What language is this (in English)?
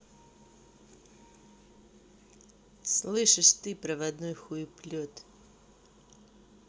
Russian